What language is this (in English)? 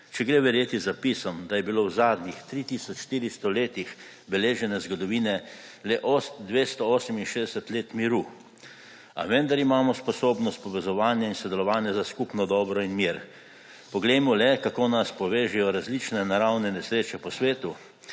Slovenian